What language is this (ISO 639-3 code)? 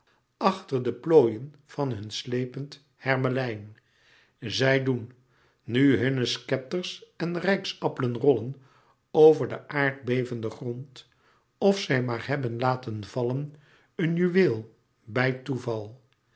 nld